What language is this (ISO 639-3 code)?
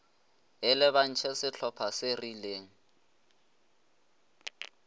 nso